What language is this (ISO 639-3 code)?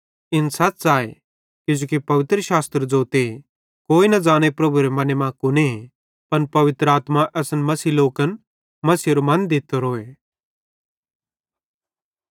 bhd